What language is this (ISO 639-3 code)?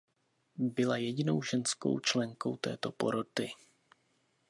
ces